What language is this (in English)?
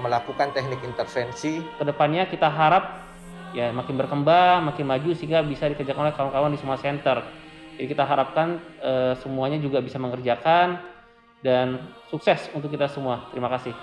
Indonesian